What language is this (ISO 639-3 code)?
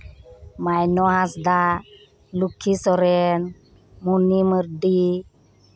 sat